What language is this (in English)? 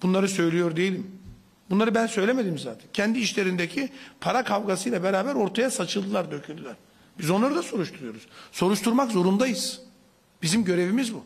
Turkish